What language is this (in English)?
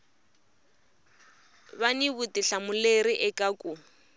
Tsonga